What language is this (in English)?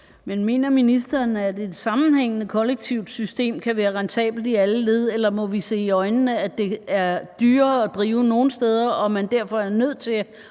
Danish